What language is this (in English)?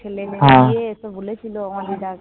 Bangla